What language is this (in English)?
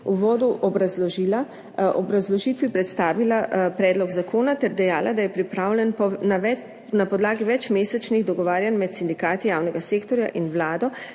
Slovenian